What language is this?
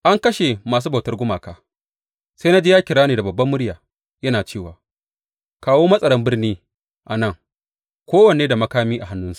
Hausa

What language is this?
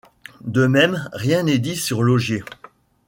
French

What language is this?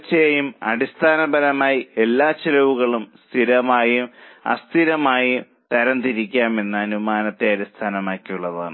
Malayalam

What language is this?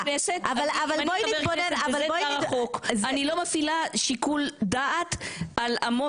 Hebrew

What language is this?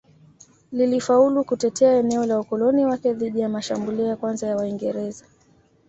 Swahili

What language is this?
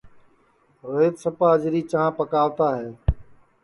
Sansi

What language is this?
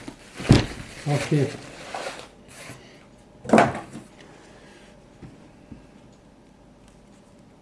Croatian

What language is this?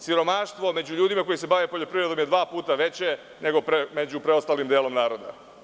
Serbian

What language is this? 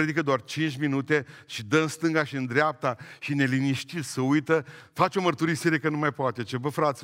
Romanian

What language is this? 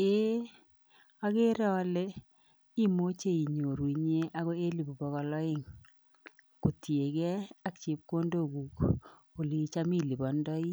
Kalenjin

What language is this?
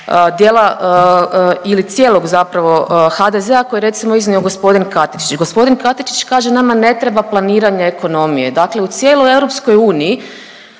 Croatian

